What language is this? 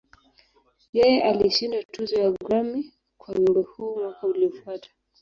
Swahili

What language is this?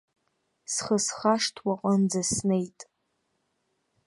Abkhazian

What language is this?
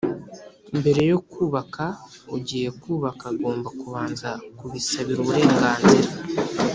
Kinyarwanda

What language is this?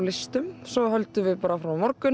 Icelandic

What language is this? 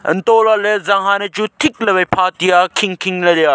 Wancho Naga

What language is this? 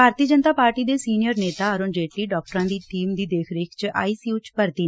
Punjabi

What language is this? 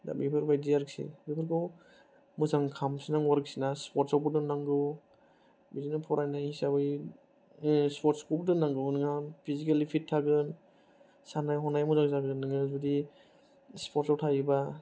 Bodo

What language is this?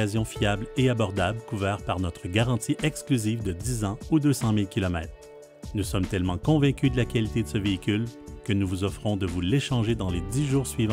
French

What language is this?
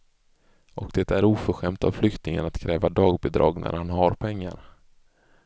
Swedish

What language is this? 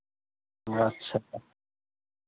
Maithili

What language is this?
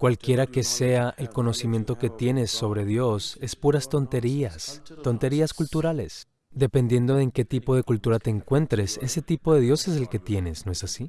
Spanish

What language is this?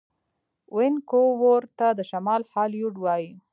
Pashto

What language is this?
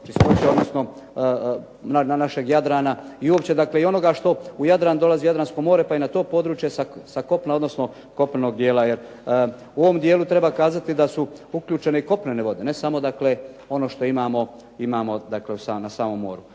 Croatian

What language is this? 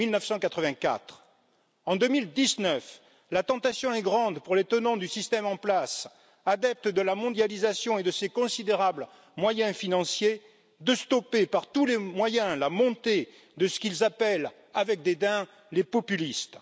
French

